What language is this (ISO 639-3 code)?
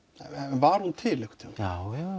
isl